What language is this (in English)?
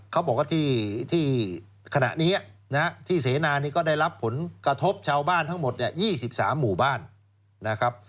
Thai